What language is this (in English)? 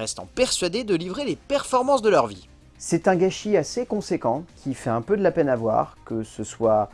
French